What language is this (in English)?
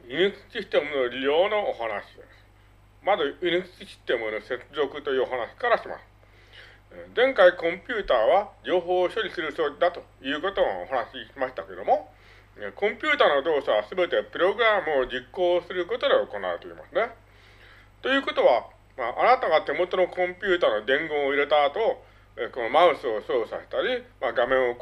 Japanese